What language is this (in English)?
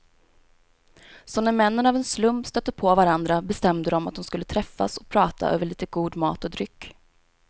Swedish